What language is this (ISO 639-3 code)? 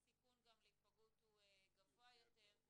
heb